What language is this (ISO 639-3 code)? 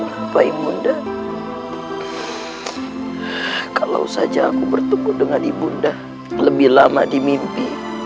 ind